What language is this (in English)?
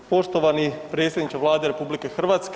Croatian